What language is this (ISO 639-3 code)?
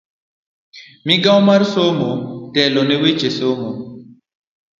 luo